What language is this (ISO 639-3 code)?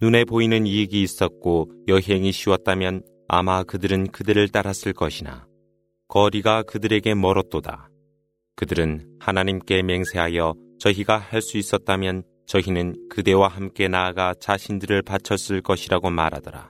kor